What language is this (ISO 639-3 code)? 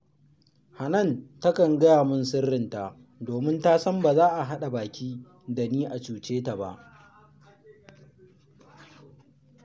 hau